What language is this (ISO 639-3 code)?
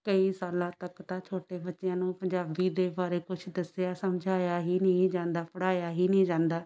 pan